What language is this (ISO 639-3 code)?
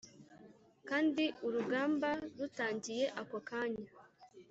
kin